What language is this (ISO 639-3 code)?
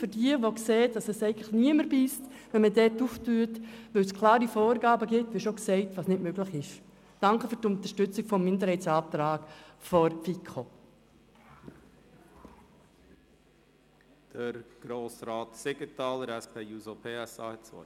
gsw